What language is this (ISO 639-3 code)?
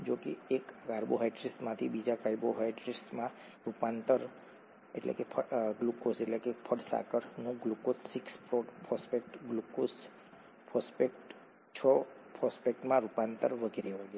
guj